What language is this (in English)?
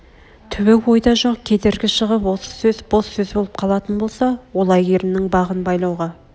Kazakh